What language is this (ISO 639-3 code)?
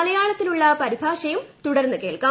mal